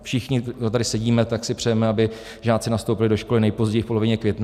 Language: Czech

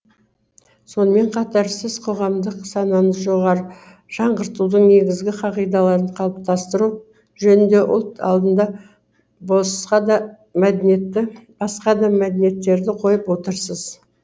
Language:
Kazakh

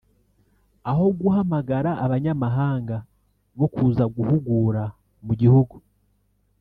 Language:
Kinyarwanda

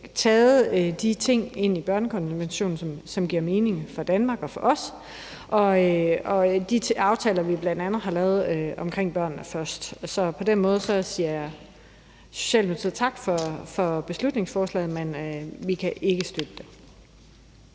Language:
Danish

